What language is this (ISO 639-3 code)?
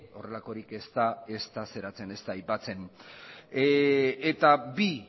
eus